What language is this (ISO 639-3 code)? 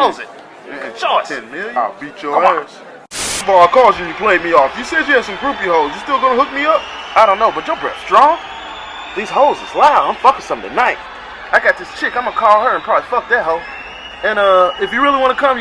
eng